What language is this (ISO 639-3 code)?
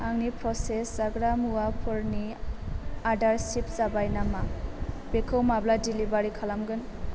brx